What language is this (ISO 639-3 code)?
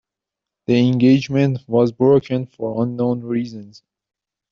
eng